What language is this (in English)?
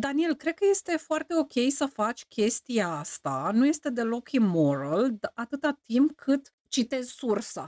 Romanian